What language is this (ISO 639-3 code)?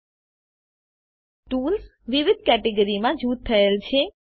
guj